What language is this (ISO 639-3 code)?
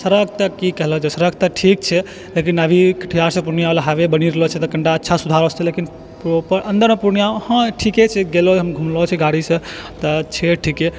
mai